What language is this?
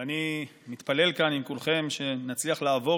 Hebrew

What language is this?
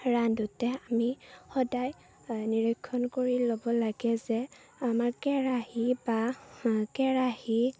Assamese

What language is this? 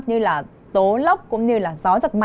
Vietnamese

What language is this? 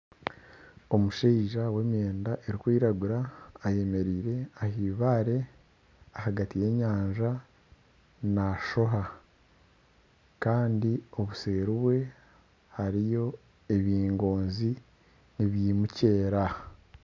Nyankole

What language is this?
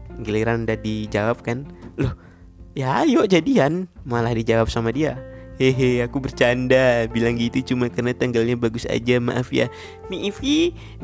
Indonesian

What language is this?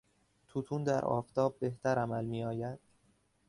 Persian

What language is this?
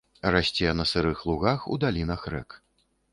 Belarusian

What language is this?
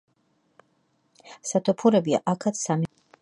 Georgian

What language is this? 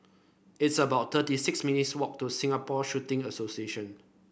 English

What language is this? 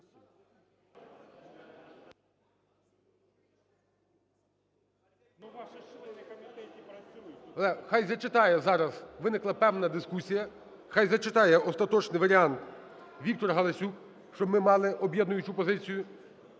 Ukrainian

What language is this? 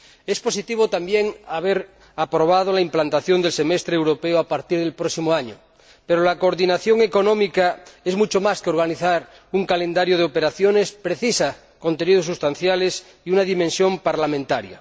Spanish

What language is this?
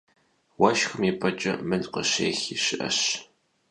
Kabardian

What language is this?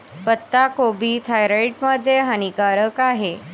Marathi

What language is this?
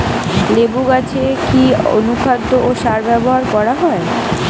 Bangla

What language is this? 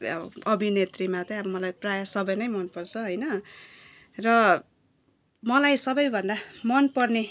Nepali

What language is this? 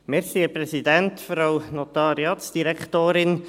Swiss German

